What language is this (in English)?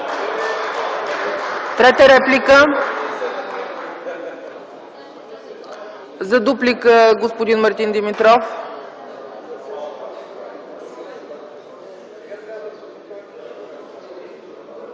Bulgarian